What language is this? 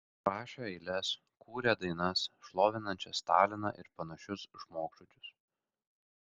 Lithuanian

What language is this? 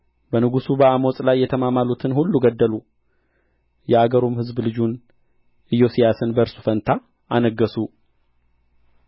Amharic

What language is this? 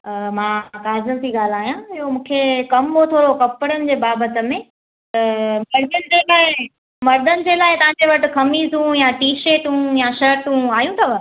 Sindhi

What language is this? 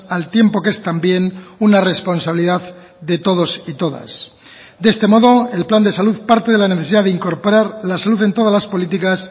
Spanish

